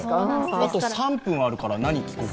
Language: Japanese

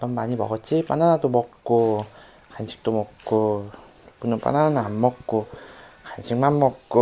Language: Korean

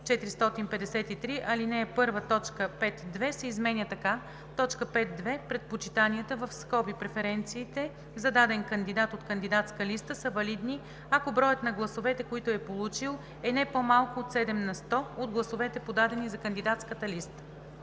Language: Bulgarian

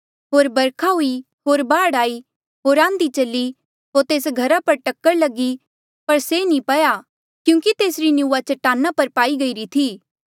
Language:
Mandeali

